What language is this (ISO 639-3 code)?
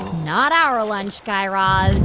eng